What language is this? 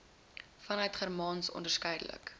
Afrikaans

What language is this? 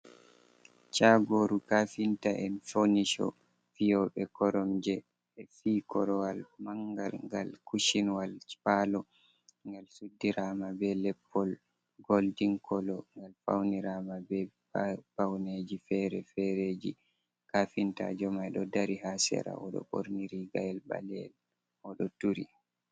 Fula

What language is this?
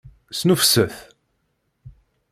Kabyle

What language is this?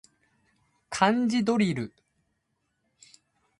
Japanese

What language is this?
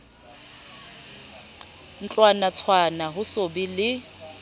Southern Sotho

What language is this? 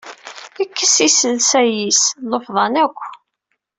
Kabyle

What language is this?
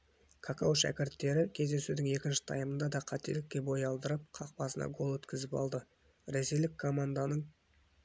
Kazakh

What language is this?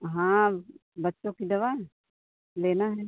Hindi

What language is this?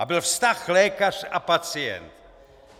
Czech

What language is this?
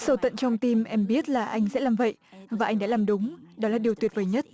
Vietnamese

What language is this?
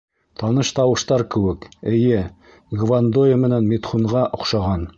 Bashkir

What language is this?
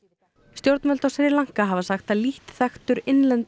Icelandic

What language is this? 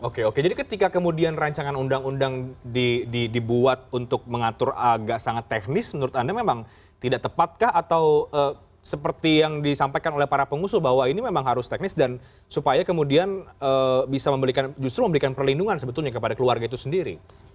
Indonesian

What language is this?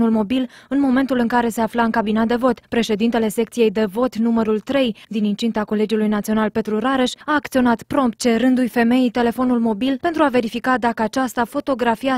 Romanian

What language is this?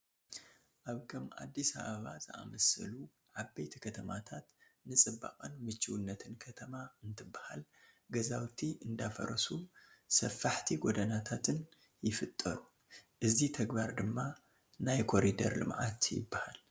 Tigrinya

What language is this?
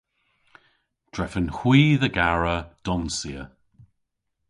Cornish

